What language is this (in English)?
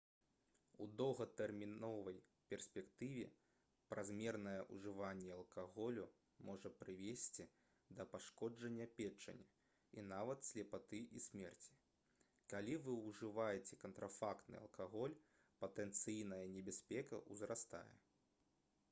Belarusian